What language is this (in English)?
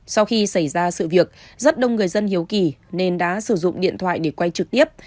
Vietnamese